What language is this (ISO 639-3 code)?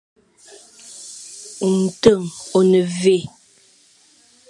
fan